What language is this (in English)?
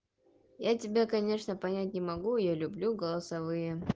Russian